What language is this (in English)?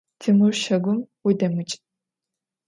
Adyghe